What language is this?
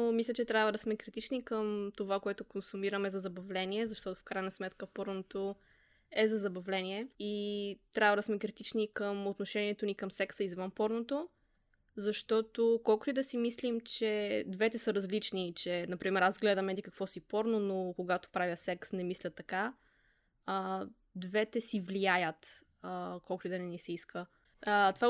Bulgarian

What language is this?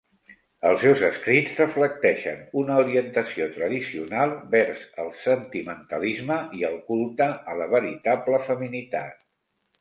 Catalan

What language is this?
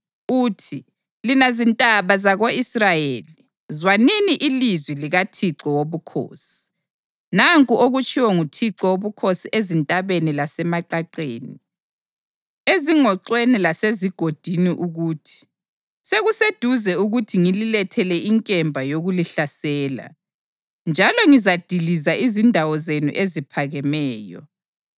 North Ndebele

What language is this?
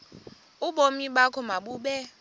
Xhosa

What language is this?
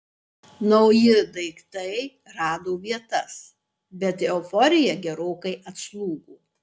Lithuanian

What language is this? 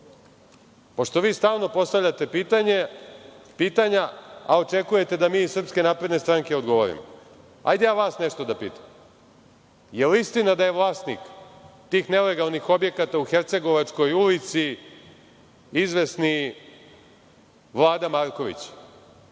Serbian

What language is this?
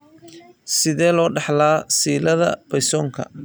Somali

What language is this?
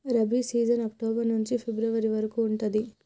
Telugu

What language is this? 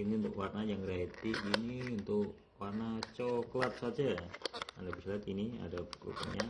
Indonesian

